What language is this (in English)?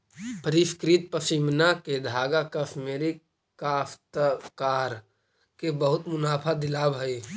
Magahi